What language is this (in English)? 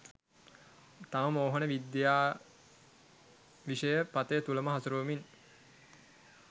Sinhala